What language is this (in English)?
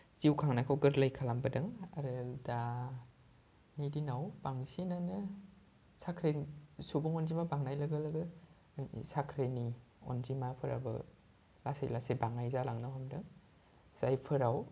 Bodo